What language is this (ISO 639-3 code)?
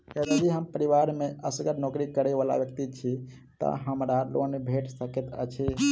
mai